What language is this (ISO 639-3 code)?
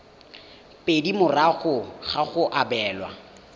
tsn